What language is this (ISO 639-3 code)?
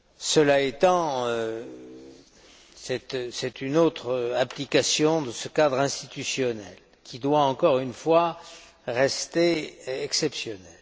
fra